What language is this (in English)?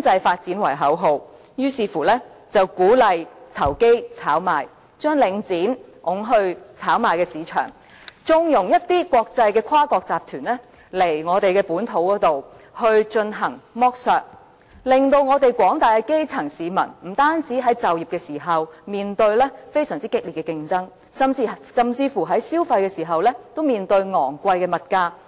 Cantonese